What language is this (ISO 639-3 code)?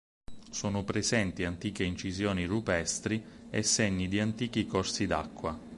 ita